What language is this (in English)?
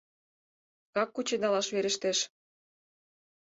Mari